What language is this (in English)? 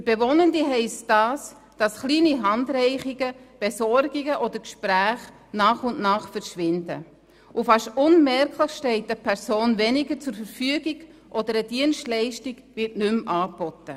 Swiss German